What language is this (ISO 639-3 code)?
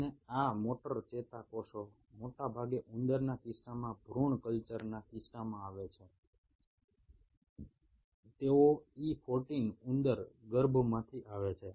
guj